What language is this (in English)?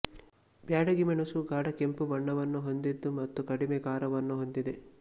Kannada